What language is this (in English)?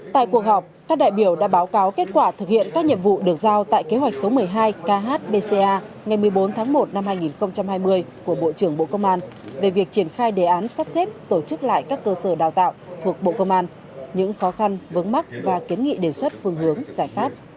Vietnamese